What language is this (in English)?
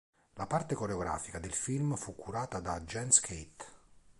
Italian